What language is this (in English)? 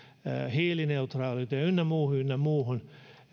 Finnish